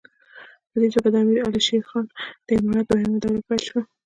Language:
Pashto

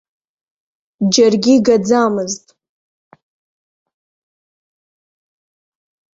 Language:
Abkhazian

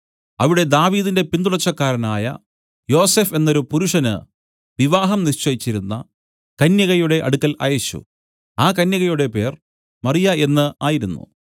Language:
Malayalam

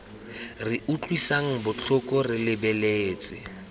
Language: Tswana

